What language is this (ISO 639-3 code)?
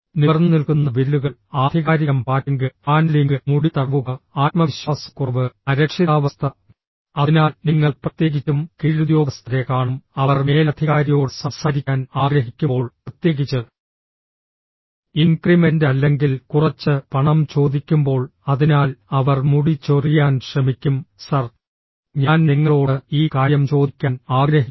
mal